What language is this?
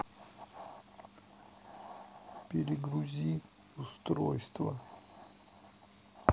Russian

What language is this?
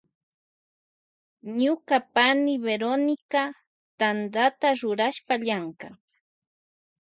Loja Highland Quichua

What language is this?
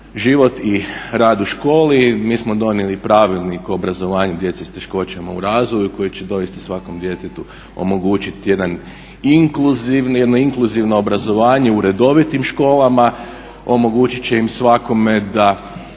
Croatian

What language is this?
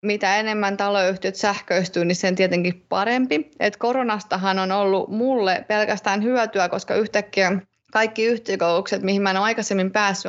Finnish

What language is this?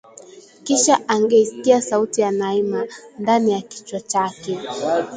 Swahili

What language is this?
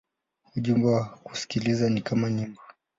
Swahili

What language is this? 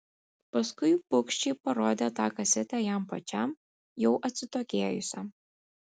Lithuanian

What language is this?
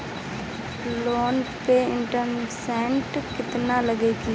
Bhojpuri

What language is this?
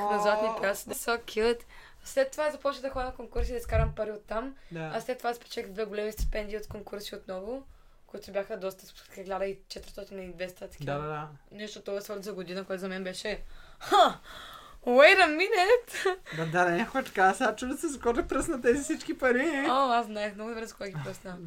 Bulgarian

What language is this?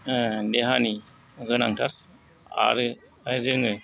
Bodo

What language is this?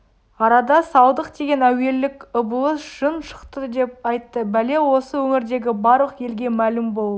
Kazakh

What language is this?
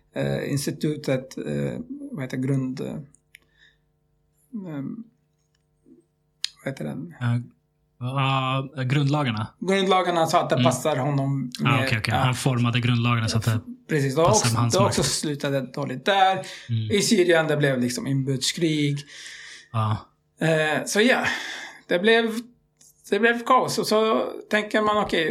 Swedish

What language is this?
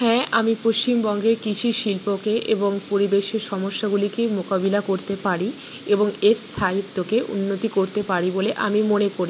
Bangla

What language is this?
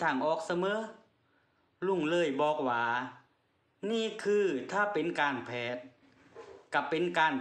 Thai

